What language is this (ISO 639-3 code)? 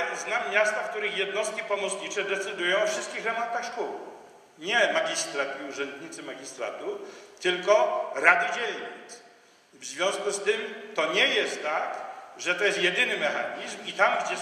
pol